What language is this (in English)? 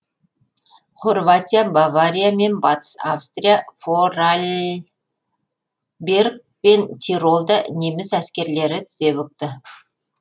Kazakh